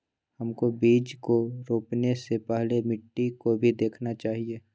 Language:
Magahi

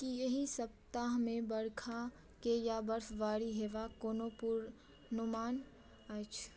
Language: Maithili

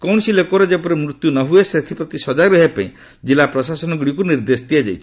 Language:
Odia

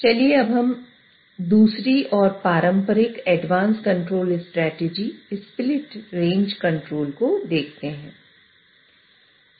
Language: Hindi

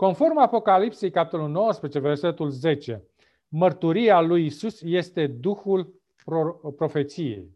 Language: Romanian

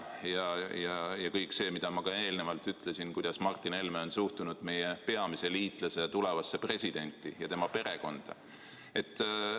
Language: Estonian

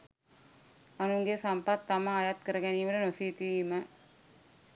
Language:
Sinhala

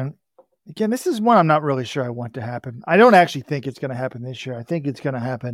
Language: English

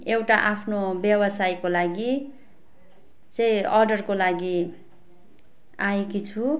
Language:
Nepali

